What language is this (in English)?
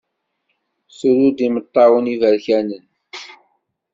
Kabyle